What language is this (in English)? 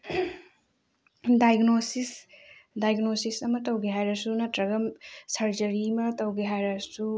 Manipuri